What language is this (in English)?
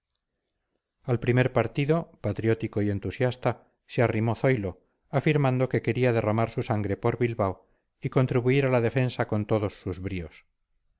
Spanish